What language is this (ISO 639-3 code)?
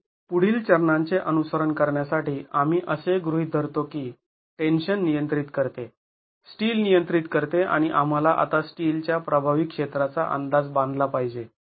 mar